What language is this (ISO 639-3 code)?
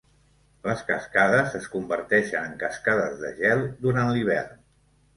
cat